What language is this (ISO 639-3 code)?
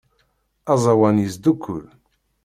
kab